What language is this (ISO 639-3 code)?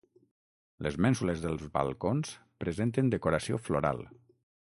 cat